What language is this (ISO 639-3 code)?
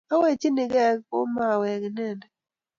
kln